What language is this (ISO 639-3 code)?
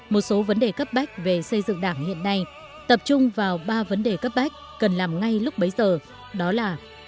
vie